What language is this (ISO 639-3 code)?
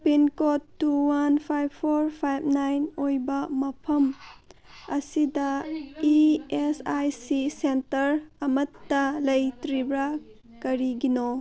mni